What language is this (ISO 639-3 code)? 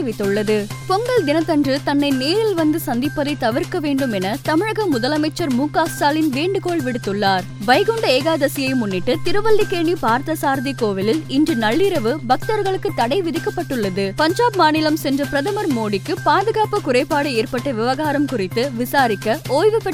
tam